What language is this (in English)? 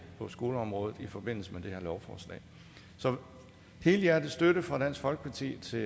Danish